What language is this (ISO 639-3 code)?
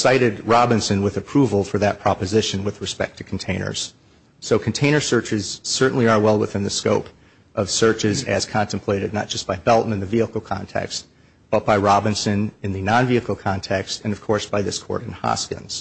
eng